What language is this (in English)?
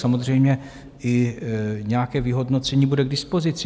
Czech